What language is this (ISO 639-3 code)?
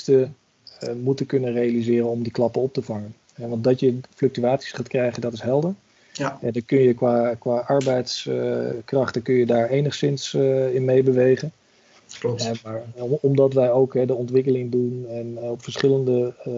nld